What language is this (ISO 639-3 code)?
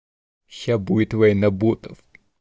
rus